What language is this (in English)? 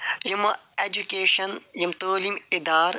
Kashmiri